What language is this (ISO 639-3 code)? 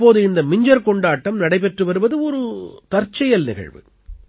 tam